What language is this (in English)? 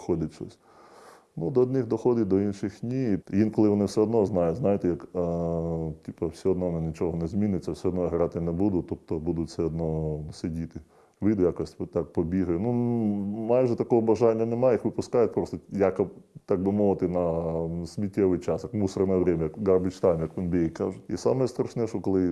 Ukrainian